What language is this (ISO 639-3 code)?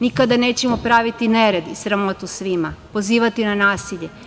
srp